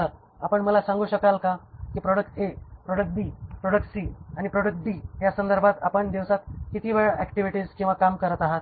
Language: Marathi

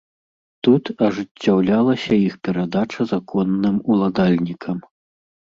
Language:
Belarusian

